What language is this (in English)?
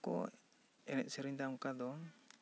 Santali